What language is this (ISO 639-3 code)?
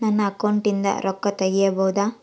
kan